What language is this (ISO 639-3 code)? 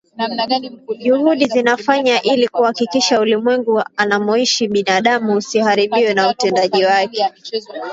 swa